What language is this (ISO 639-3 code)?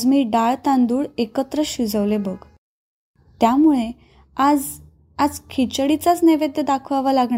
mar